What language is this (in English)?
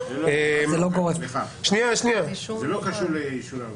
Hebrew